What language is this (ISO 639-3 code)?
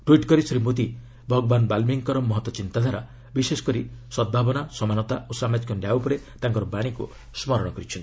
ori